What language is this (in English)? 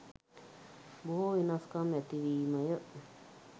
Sinhala